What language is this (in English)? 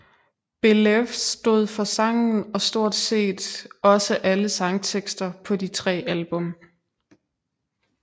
Danish